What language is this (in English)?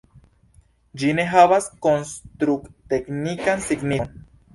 Esperanto